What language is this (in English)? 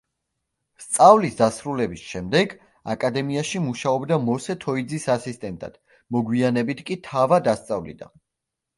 Georgian